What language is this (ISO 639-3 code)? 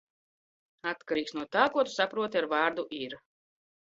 lav